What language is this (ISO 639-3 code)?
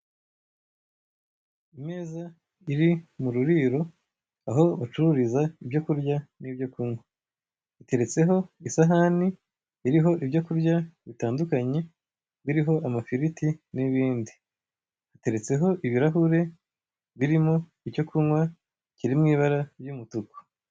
kin